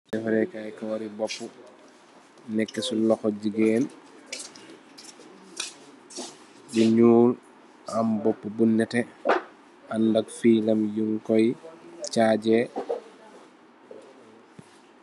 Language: Wolof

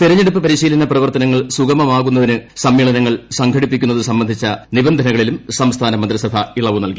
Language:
Malayalam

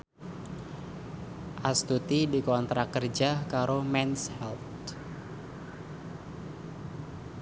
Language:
Javanese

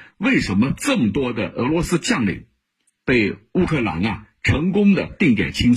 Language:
Chinese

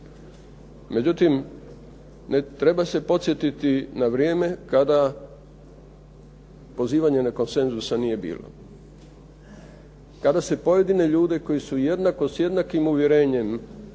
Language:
Croatian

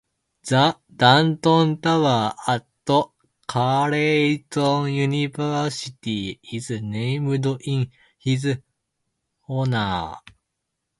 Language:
English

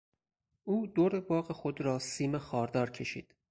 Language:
Persian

